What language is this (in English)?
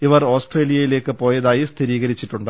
Malayalam